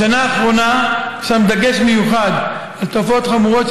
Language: Hebrew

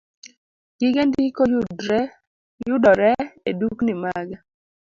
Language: Luo (Kenya and Tanzania)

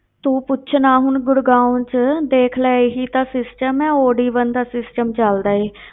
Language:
Punjabi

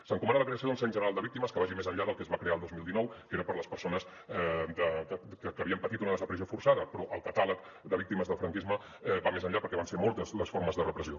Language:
Catalan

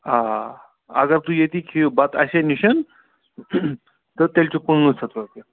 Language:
Kashmiri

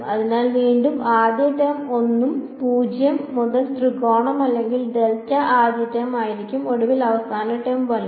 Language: Malayalam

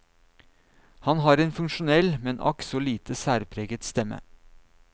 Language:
Norwegian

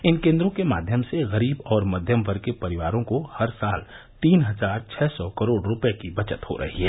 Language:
Hindi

